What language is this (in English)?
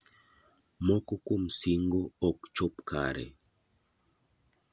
Luo (Kenya and Tanzania)